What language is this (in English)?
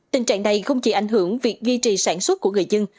Vietnamese